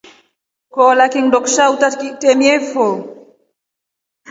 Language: Rombo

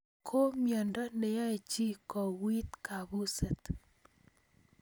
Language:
Kalenjin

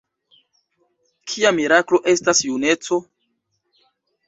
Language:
Esperanto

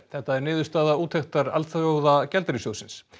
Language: Icelandic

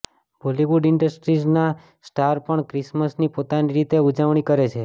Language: Gujarati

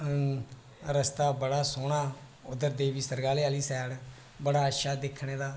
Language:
Dogri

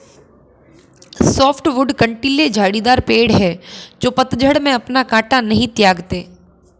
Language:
Hindi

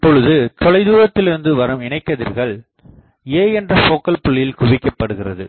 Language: Tamil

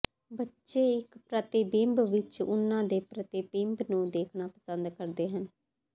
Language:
Punjabi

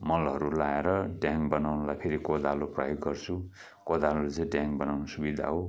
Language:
Nepali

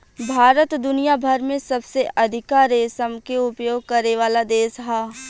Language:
Bhojpuri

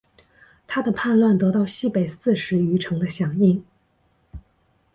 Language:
Chinese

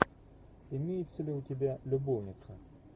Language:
Russian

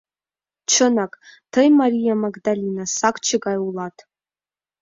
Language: Mari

